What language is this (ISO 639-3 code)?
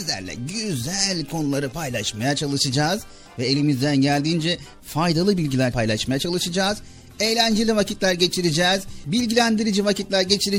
tur